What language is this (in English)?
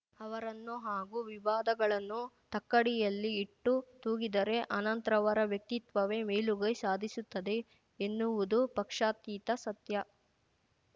Kannada